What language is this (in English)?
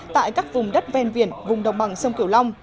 Vietnamese